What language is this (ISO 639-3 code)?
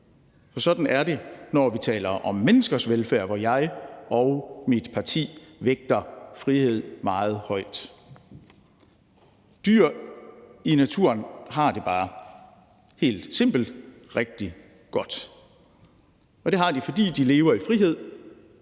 dan